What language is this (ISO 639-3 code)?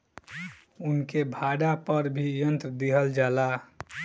bho